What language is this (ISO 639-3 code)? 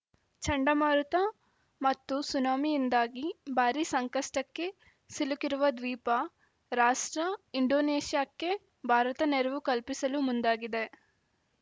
kan